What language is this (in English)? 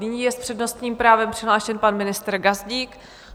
Czech